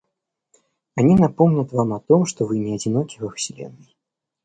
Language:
Russian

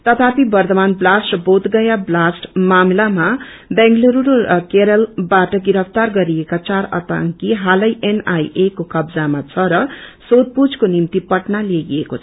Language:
Nepali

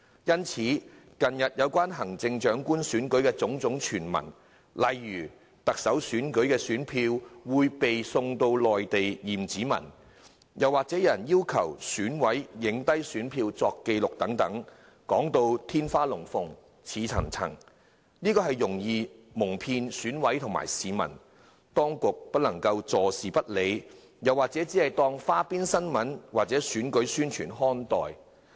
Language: Cantonese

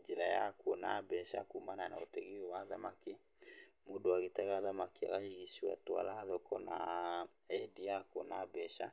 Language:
Kikuyu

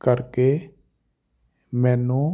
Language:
Punjabi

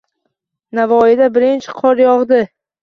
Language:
Uzbek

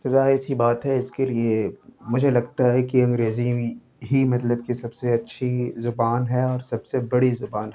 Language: Urdu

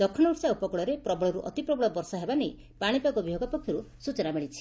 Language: Odia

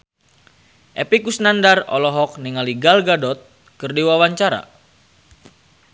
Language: Sundanese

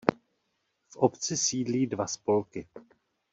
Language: Czech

